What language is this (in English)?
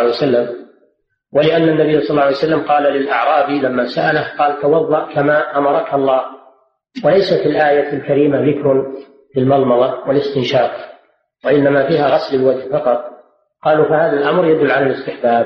Arabic